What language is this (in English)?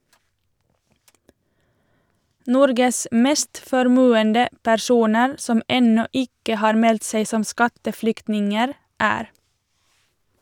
Norwegian